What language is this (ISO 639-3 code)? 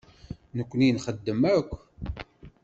kab